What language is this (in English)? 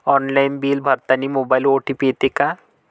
Marathi